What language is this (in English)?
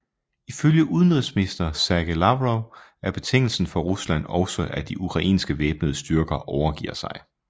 Danish